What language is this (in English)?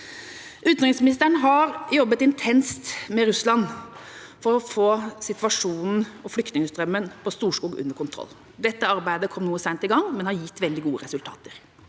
Norwegian